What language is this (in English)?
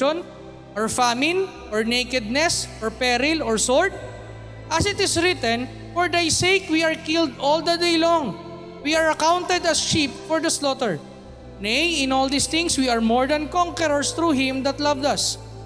Filipino